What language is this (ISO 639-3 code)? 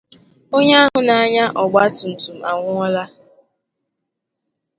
ibo